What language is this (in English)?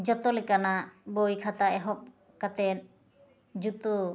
Santali